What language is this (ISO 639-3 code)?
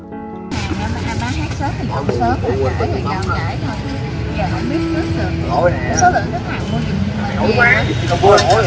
vie